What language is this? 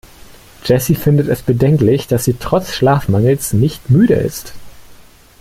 German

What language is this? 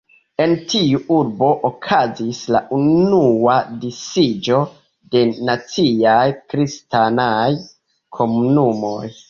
Esperanto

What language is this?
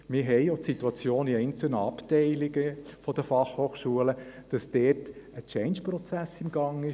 Swiss German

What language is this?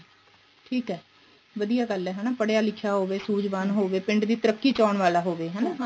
Punjabi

